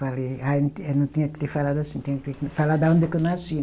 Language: Portuguese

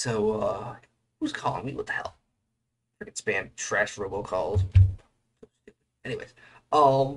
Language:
English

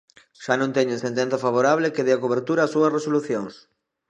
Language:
Galician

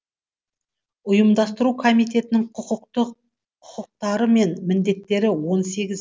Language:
Kazakh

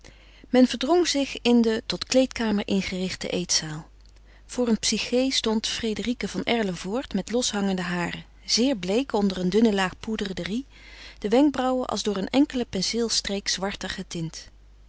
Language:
Dutch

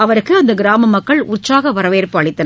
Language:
Tamil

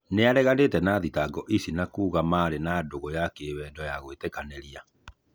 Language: Kikuyu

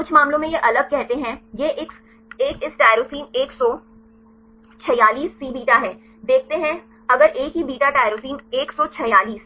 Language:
Hindi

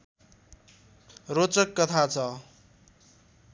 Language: Nepali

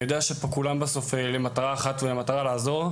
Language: Hebrew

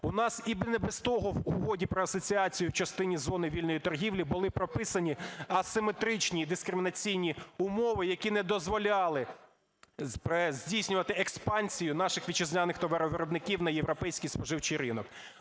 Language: Ukrainian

